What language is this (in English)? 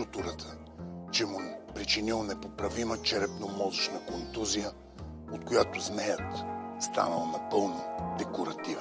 Bulgarian